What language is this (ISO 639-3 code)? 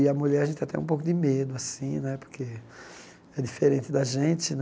por